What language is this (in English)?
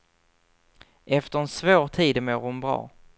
Swedish